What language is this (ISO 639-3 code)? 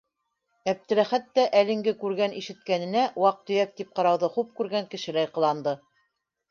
bak